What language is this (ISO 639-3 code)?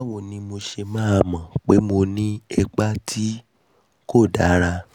yor